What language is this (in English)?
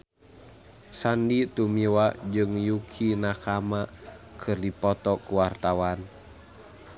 Sundanese